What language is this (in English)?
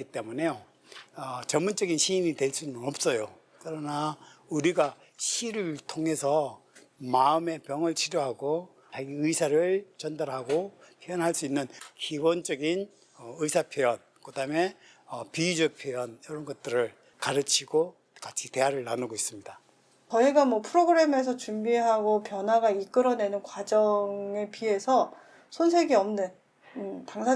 Korean